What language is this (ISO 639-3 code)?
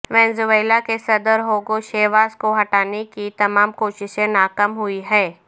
urd